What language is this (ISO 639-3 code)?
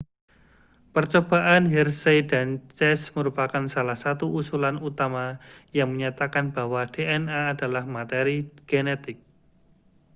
ind